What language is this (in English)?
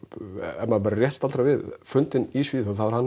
Icelandic